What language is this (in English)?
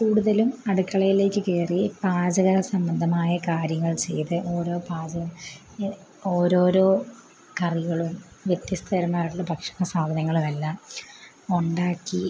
Malayalam